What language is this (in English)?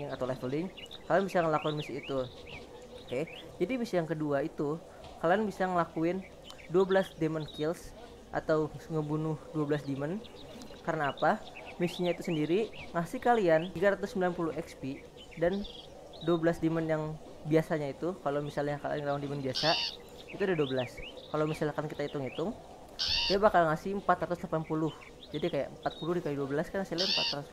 Indonesian